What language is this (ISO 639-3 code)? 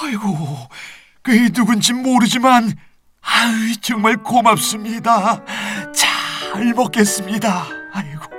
kor